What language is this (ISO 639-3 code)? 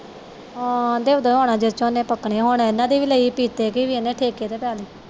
pan